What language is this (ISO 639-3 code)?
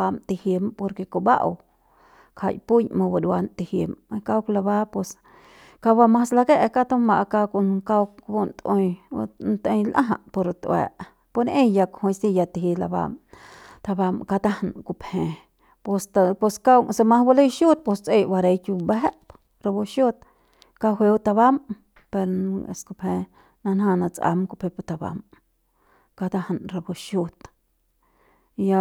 pbs